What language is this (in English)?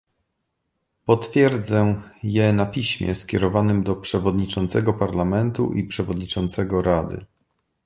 Polish